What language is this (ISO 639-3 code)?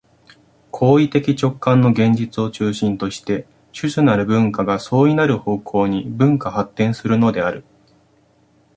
jpn